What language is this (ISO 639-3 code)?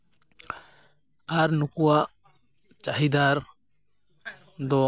sat